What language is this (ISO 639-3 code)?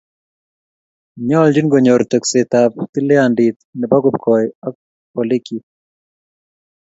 kln